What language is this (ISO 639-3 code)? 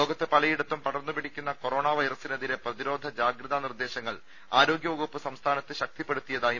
mal